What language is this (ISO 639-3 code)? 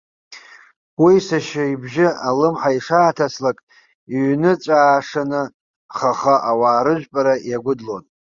abk